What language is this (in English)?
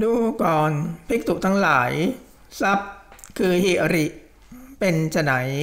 Thai